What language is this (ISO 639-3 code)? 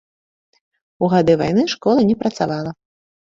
bel